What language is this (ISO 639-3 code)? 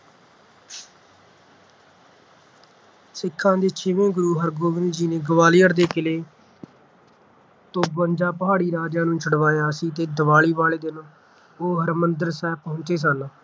pan